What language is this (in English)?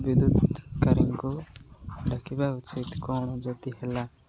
Odia